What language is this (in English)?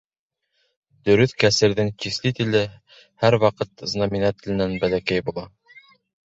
Bashkir